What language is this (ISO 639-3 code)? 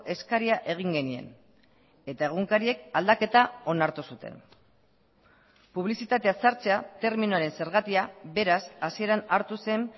eus